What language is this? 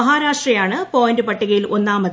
Malayalam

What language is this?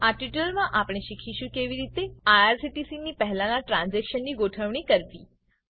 Gujarati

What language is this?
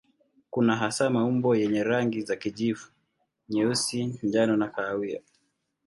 Swahili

